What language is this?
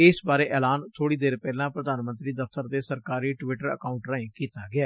Punjabi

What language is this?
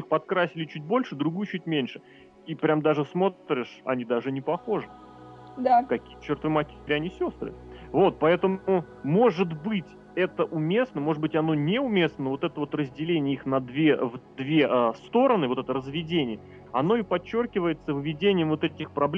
Russian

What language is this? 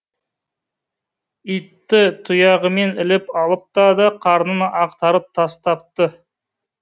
Kazakh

